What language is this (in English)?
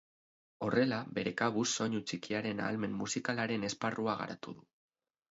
Basque